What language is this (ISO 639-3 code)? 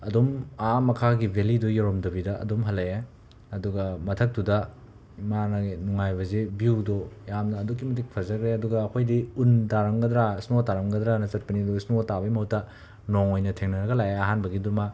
mni